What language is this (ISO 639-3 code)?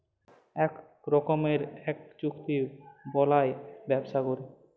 ben